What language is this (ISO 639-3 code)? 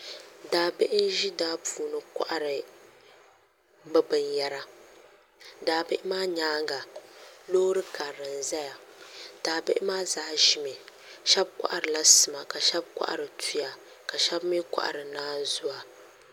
dag